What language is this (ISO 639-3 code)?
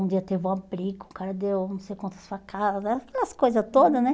por